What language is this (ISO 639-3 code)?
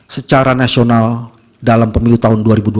ind